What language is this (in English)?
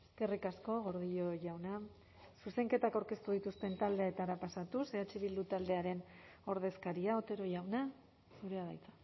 Basque